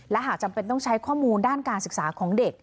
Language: Thai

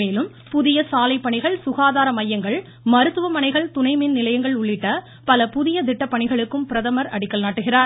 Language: Tamil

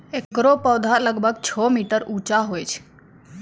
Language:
Maithili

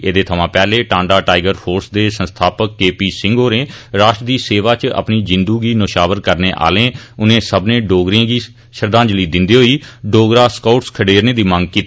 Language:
Dogri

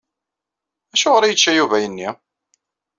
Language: Kabyle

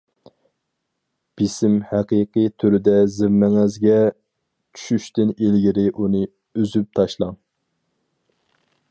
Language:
Uyghur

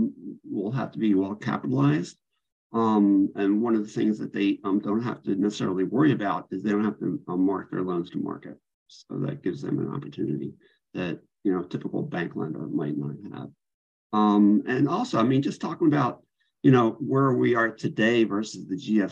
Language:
English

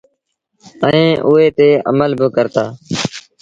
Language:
Sindhi Bhil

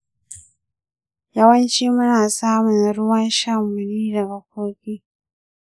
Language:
Hausa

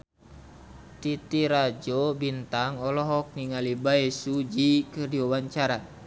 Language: Sundanese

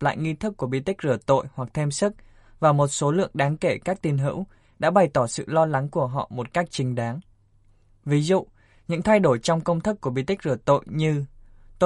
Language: Vietnamese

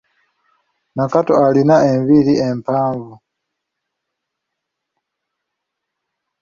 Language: Ganda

